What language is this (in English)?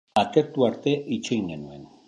Basque